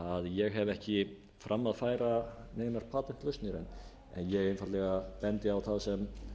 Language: Icelandic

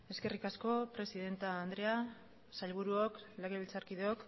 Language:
Basque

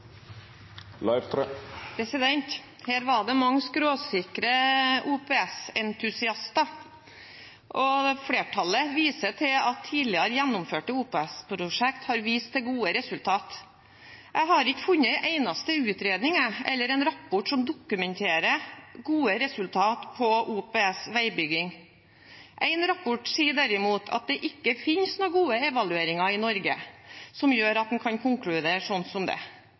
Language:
Norwegian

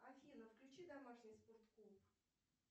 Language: Russian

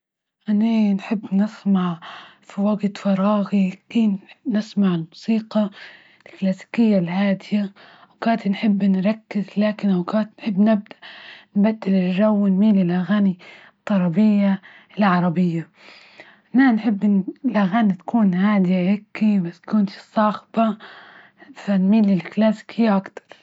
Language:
Libyan Arabic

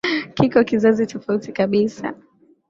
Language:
Swahili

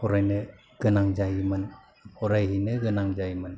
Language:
Bodo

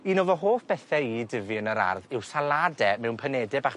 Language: Welsh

